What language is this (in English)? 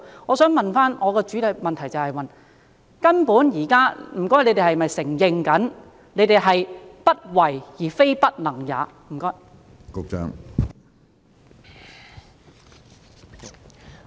Cantonese